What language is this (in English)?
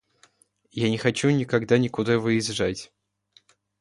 Russian